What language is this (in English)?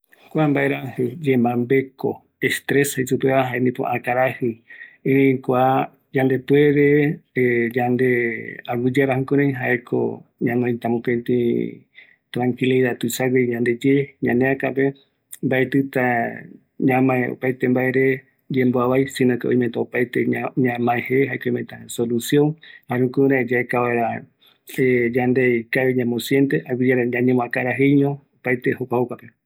Eastern Bolivian Guaraní